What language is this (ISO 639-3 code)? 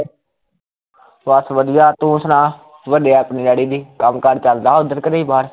pan